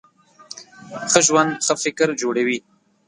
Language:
Pashto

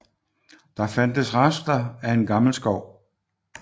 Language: Danish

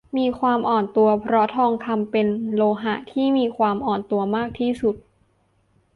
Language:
Thai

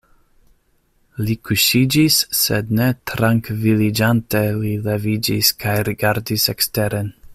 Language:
Esperanto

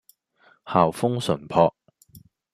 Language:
Cantonese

